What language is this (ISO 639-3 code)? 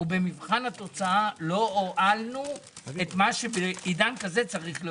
heb